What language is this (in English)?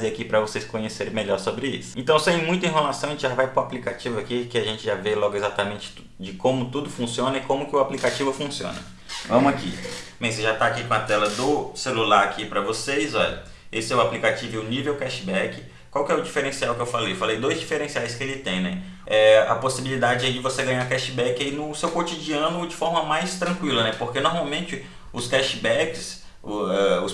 Portuguese